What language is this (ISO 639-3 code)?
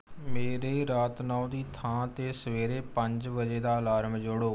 pan